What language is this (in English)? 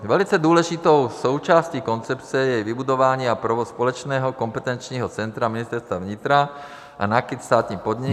Czech